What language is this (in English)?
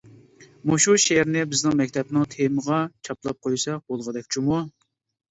Uyghur